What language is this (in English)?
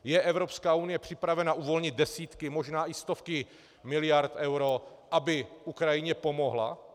Czech